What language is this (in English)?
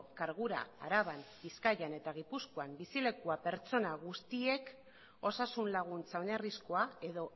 Basque